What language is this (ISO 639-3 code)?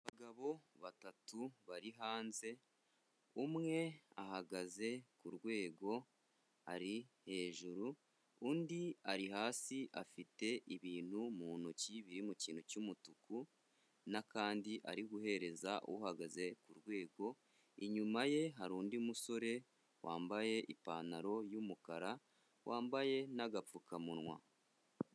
kin